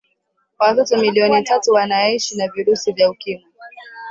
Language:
Swahili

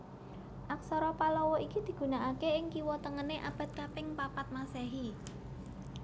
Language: Javanese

